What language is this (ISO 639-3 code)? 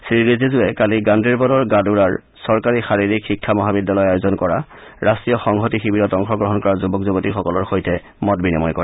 asm